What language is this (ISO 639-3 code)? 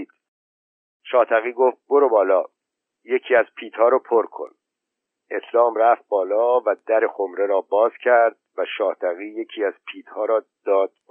fas